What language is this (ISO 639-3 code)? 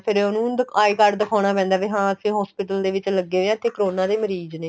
pan